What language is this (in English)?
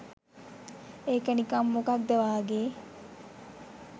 Sinhala